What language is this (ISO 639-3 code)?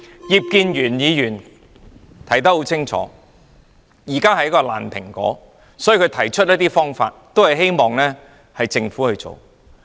yue